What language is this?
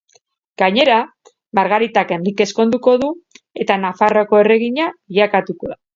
Basque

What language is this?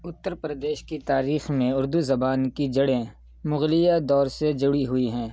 Urdu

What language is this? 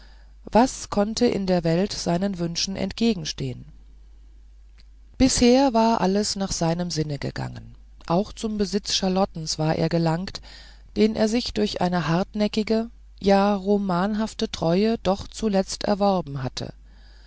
German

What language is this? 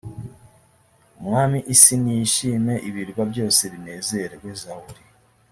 Kinyarwanda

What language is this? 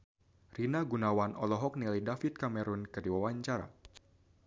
Sundanese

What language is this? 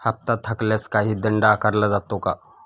Marathi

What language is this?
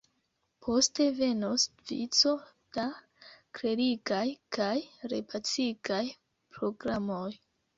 Esperanto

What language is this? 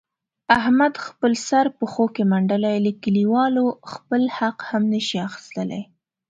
Pashto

